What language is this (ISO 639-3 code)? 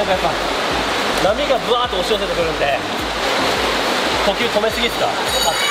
jpn